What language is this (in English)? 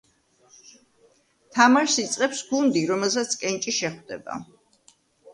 Georgian